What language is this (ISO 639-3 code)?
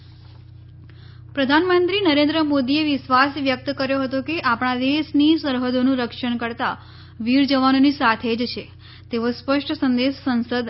guj